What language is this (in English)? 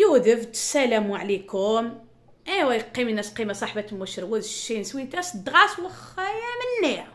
Arabic